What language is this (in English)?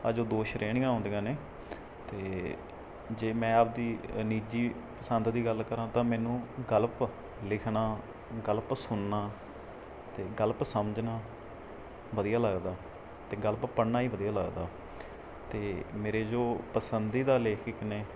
Punjabi